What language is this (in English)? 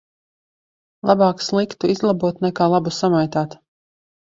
Latvian